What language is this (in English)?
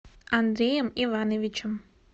Russian